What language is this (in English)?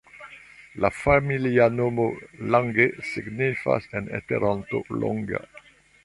Esperanto